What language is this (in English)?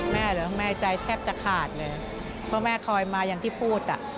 Thai